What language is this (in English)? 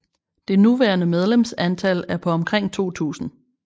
Danish